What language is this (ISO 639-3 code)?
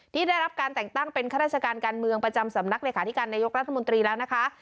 tha